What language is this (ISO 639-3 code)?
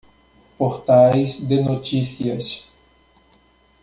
por